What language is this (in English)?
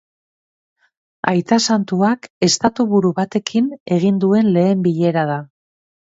Basque